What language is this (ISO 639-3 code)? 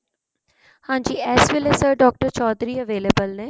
pan